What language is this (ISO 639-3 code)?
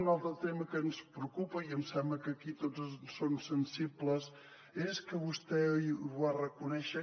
cat